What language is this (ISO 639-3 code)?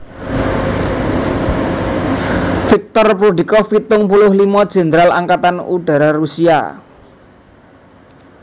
jav